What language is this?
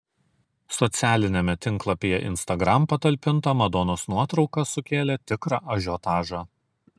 Lithuanian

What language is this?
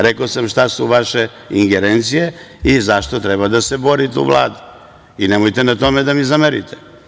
Serbian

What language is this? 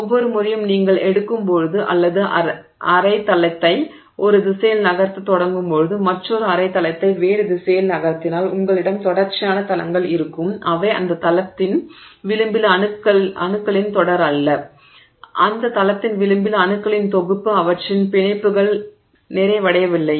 Tamil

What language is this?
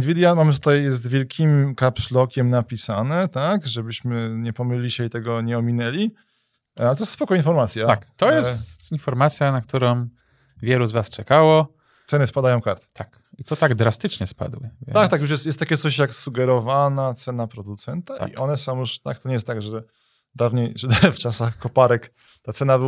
Polish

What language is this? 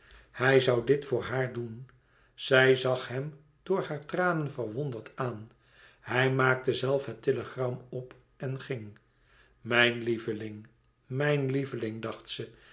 Dutch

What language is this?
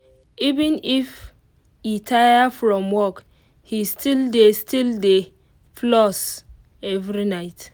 Nigerian Pidgin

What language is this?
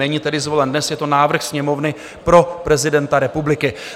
Czech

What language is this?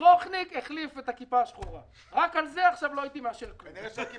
Hebrew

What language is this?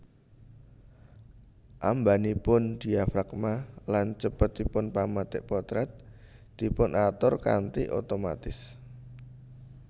Javanese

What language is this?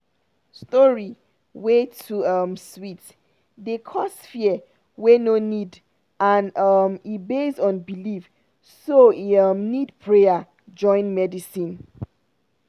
Nigerian Pidgin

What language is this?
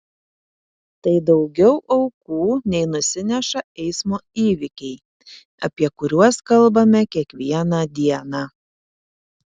Lithuanian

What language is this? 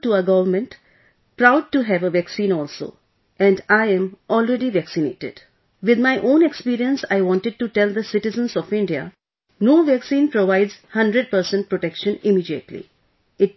English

